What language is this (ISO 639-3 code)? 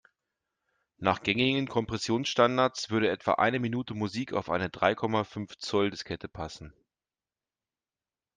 deu